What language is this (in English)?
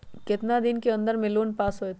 Magahi